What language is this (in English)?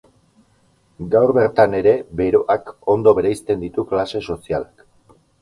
Basque